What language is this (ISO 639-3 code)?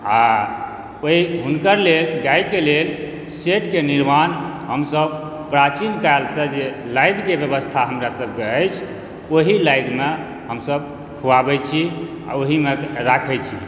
mai